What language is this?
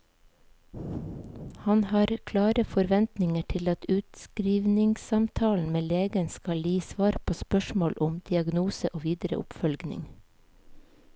Norwegian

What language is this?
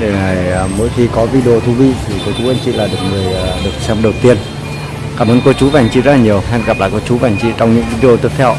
Vietnamese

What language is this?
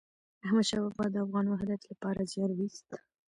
Pashto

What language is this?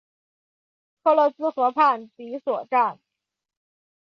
Chinese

